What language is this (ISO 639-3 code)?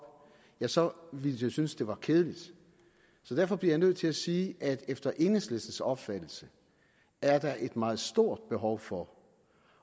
dan